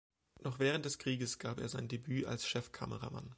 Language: German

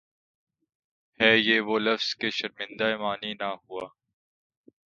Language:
Urdu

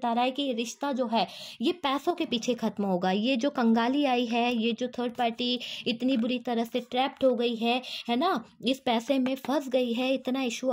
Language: Hindi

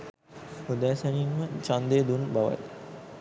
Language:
Sinhala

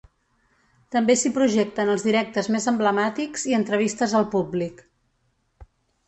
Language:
Catalan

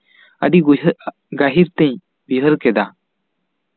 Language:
Santali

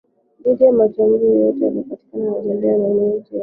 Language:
Swahili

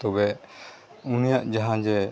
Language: Santali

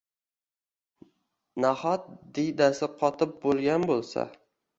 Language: Uzbek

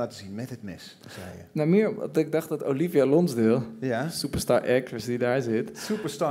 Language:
Dutch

